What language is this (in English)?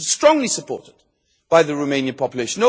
English